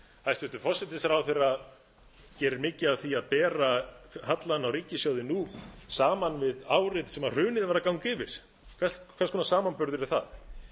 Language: Icelandic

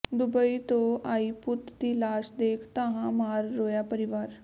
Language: Punjabi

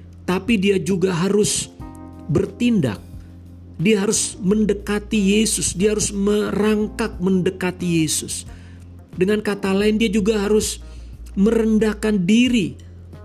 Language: Indonesian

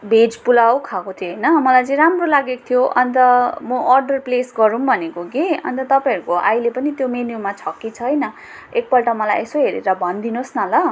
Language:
Nepali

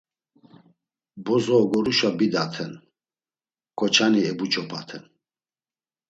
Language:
Laz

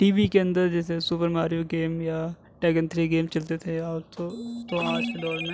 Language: Urdu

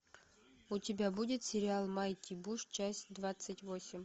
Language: Russian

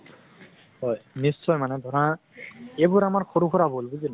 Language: Assamese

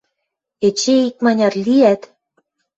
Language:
Western Mari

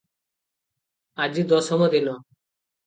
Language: Odia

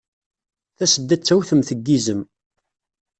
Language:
Kabyle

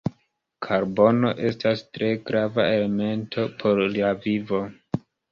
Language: Esperanto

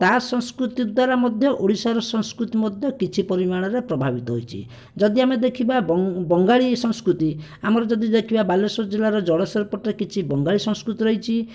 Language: Odia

